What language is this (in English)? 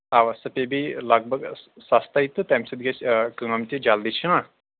Kashmiri